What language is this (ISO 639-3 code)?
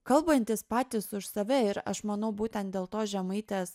lit